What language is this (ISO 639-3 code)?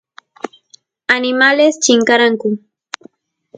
qus